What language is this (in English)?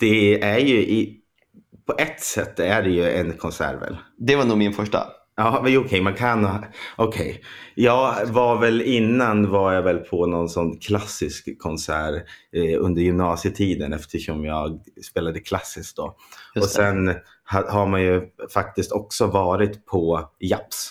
Swedish